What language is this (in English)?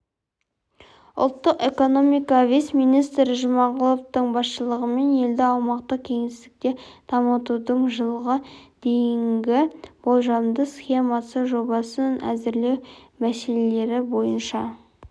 Kazakh